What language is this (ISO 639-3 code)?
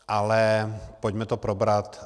ces